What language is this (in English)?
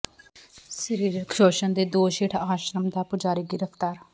Punjabi